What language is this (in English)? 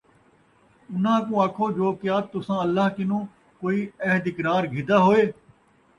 Saraiki